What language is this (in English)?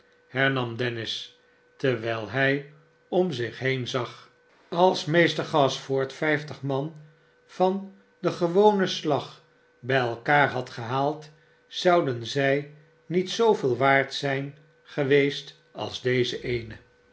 Dutch